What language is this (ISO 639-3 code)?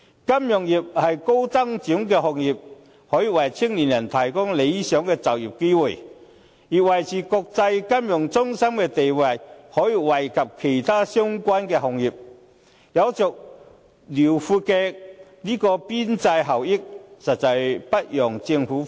yue